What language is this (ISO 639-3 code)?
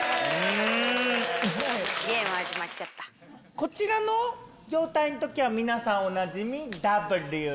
jpn